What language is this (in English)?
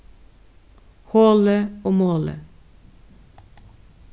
Faroese